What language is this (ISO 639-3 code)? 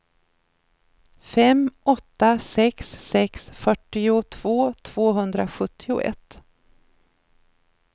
swe